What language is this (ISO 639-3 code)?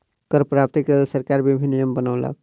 mai